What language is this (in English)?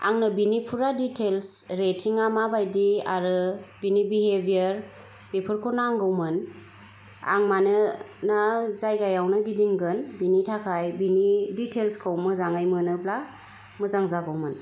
Bodo